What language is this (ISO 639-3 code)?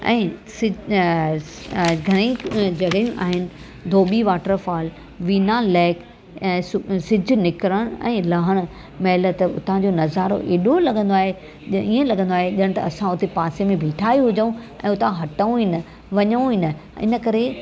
snd